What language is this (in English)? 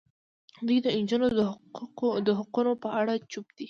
Pashto